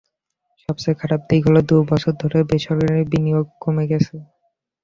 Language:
Bangla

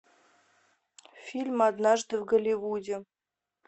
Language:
Russian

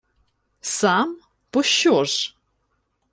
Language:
Ukrainian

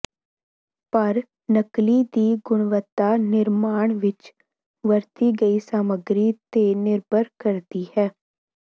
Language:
Punjabi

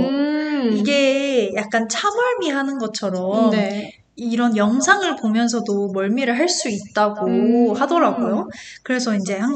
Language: Korean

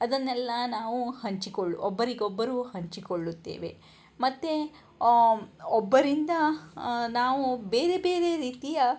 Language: Kannada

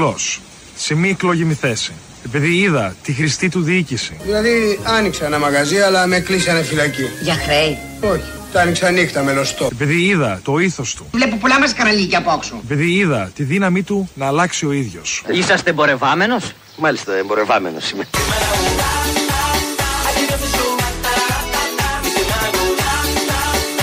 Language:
Greek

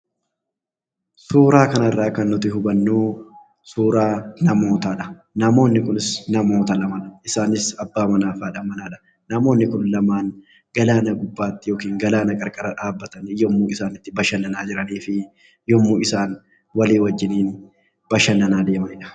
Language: Oromo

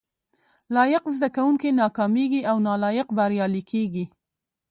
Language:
Pashto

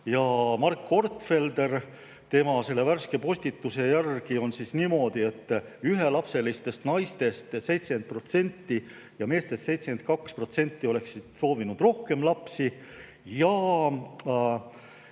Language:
Estonian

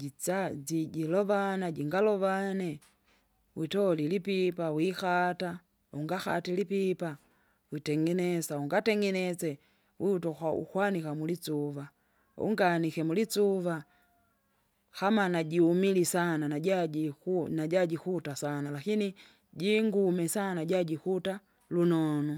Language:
Kinga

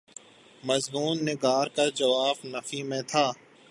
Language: Urdu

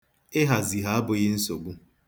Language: Igbo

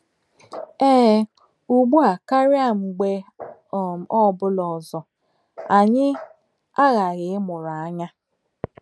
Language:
Igbo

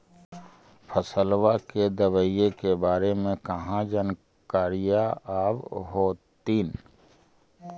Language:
Magahi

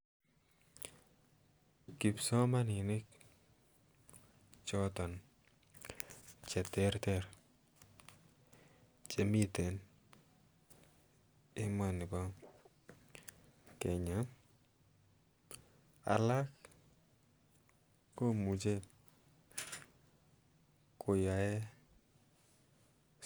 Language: Kalenjin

